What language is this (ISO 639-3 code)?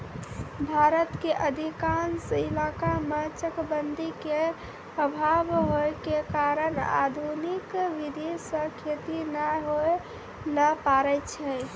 mai